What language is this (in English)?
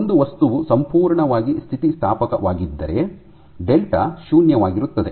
Kannada